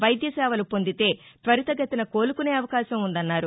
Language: Telugu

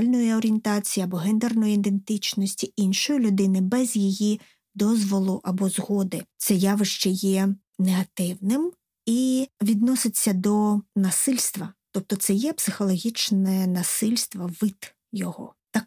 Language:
Ukrainian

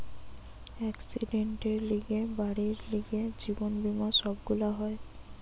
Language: Bangla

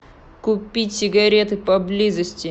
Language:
Russian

